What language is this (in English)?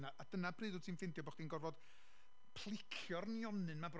Welsh